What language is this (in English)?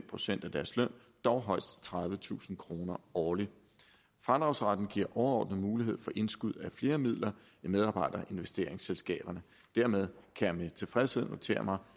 Danish